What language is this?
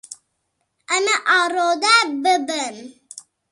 Kurdish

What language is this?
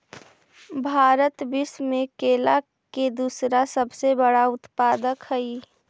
Magahi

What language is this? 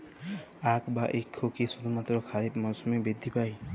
Bangla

